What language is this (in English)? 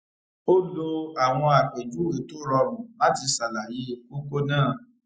Yoruba